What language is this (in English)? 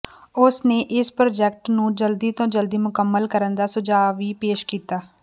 Punjabi